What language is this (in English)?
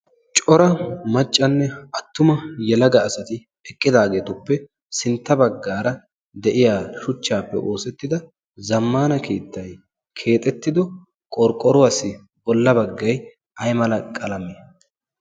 Wolaytta